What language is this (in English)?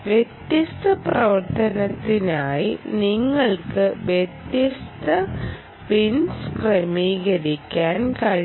Malayalam